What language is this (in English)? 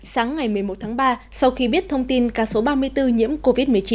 Vietnamese